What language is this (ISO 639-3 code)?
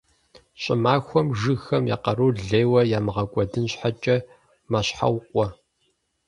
kbd